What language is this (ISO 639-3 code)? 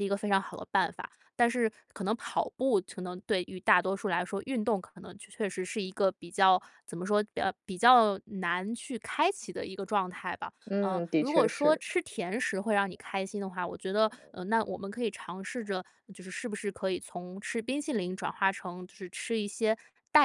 zho